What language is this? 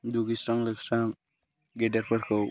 Bodo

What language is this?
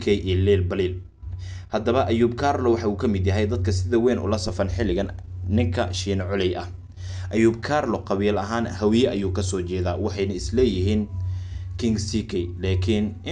Arabic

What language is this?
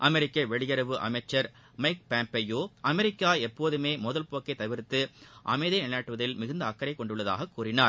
Tamil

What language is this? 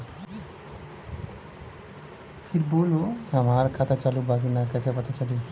Bhojpuri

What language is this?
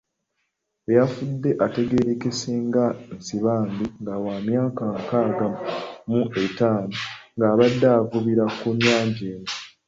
Ganda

